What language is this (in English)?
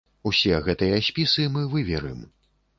Belarusian